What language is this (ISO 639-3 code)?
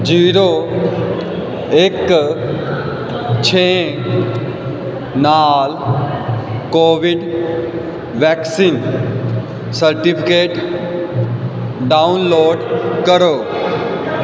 pan